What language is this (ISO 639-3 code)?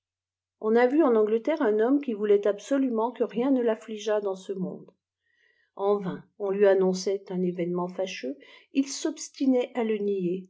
fra